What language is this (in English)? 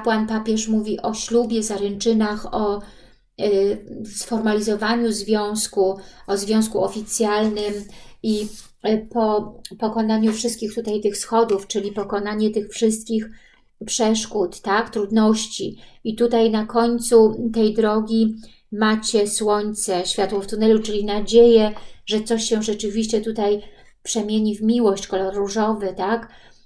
Polish